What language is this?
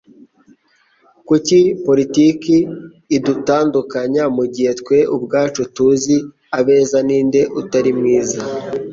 Kinyarwanda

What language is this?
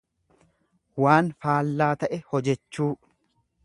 Oromo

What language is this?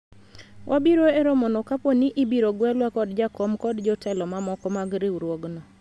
Luo (Kenya and Tanzania)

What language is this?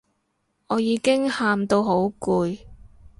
Cantonese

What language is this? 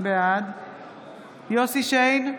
Hebrew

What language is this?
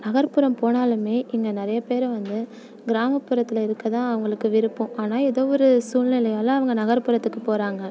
Tamil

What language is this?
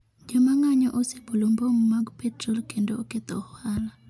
Luo (Kenya and Tanzania)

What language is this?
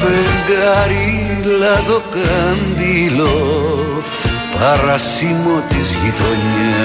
Greek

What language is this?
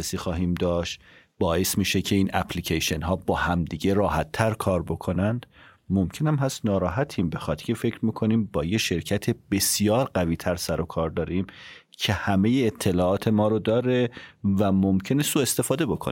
Persian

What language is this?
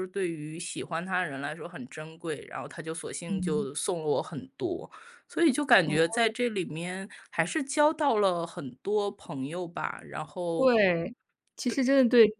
Chinese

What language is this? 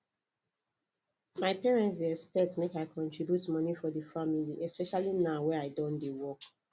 Nigerian Pidgin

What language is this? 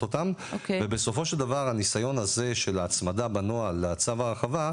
Hebrew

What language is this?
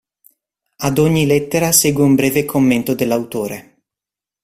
Italian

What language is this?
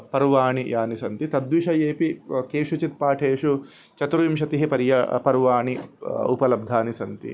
Sanskrit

